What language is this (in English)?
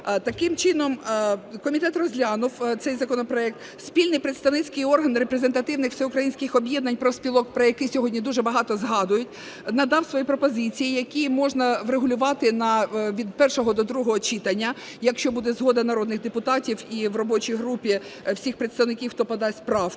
Ukrainian